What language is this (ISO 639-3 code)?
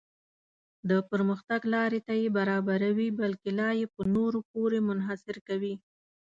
pus